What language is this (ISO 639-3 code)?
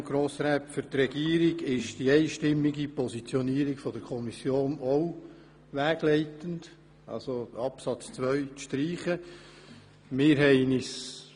gsw